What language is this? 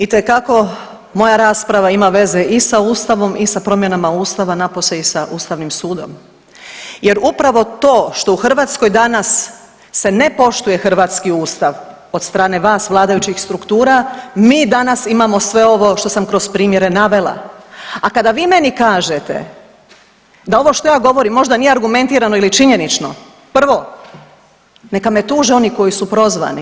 Croatian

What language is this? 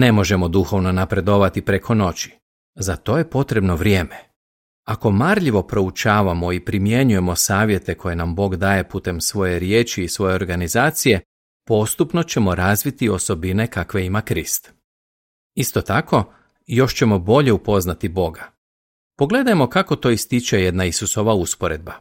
Croatian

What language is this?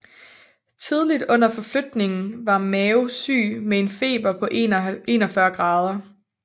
Danish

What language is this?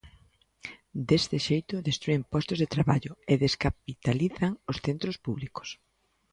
Galician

